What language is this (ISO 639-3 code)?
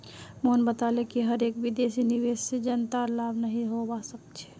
mag